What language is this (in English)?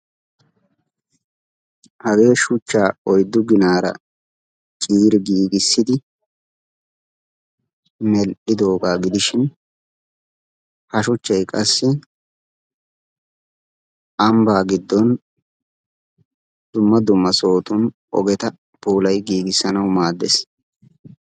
Wolaytta